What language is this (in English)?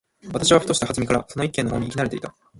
Japanese